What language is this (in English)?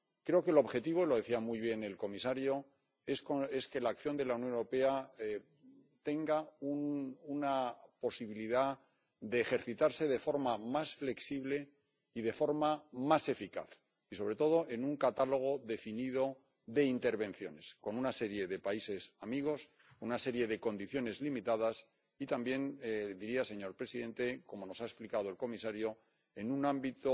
Spanish